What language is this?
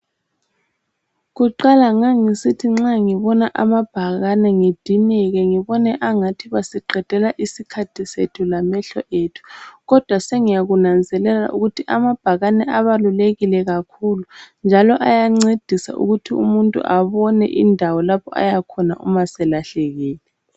North Ndebele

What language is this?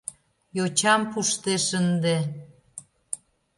Mari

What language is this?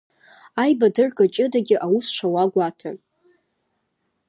Abkhazian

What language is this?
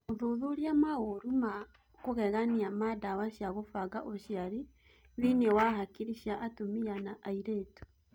Kikuyu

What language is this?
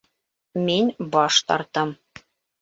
Bashkir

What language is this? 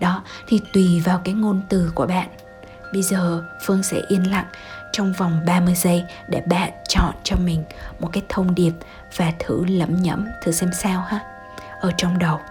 Vietnamese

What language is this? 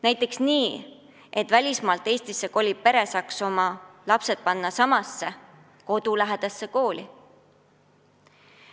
Estonian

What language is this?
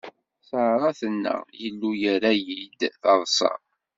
Kabyle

